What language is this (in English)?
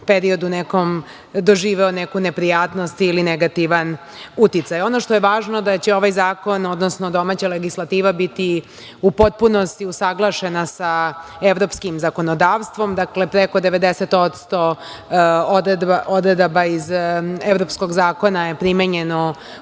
Serbian